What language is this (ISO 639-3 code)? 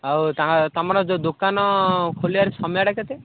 ori